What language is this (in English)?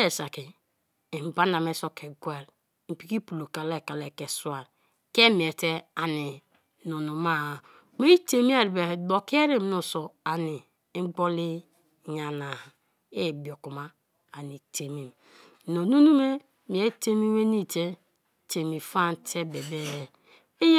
Kalabari